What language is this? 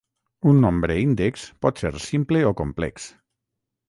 Catalan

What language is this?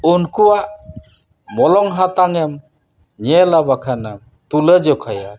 Santali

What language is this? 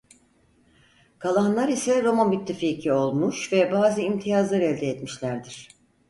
Turkish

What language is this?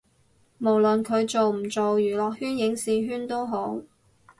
Cantonese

